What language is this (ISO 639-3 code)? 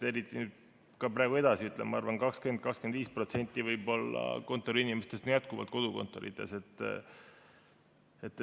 est